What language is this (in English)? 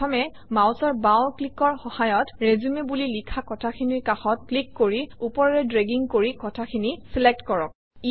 Assamese